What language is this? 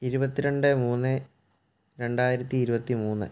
Malayalam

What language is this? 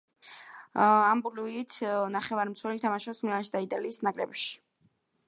Georgian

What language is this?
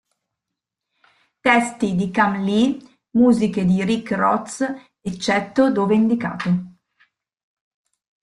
Italian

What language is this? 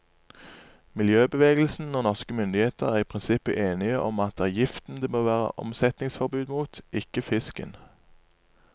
Norwegian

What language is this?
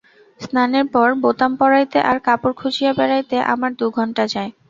Bangla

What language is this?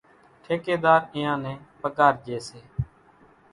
Kachi Koli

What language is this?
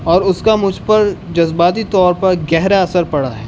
Urdu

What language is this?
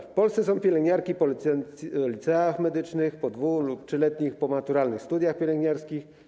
Polish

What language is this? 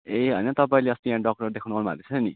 Nepali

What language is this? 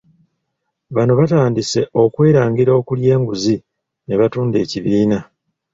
Ganda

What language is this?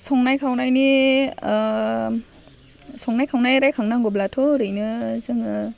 Bodo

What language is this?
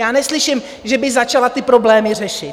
Czech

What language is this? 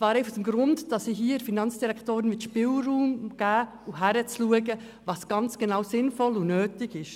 Swiss German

